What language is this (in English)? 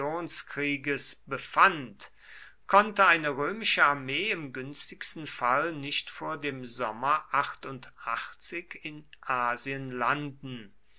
German